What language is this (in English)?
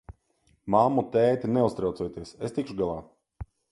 Latvian